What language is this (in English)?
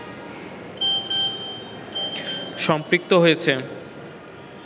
Bangla